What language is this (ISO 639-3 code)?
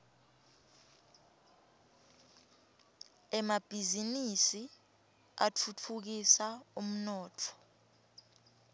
ssw